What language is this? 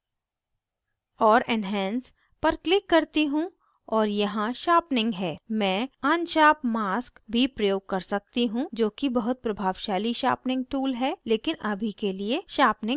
Hindi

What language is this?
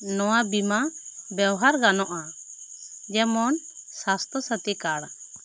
Santali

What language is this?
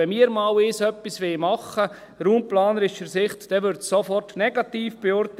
Swiss German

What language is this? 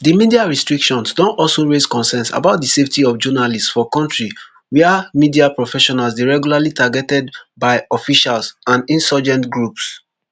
Nigerian Pidgin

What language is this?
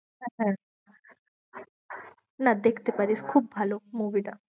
Bangla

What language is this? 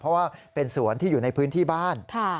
Thai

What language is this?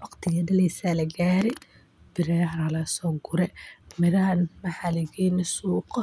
Somali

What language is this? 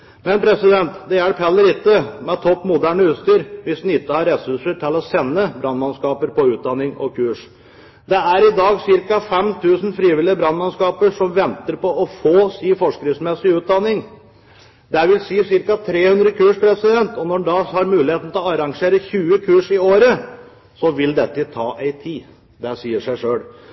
Norwegian Bokmål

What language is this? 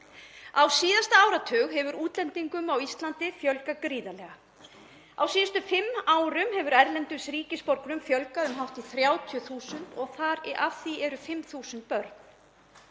Icelandic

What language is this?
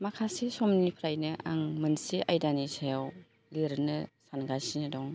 Bodo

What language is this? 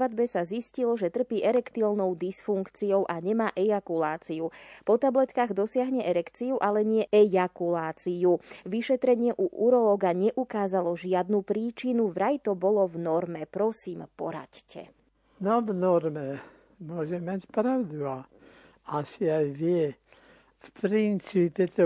Slovak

